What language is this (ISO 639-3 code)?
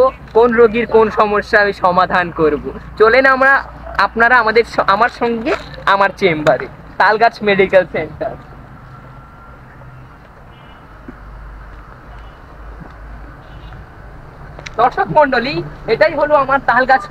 ara